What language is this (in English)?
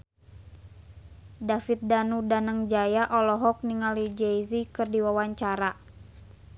Sundanese